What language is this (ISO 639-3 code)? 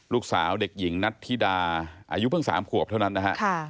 tha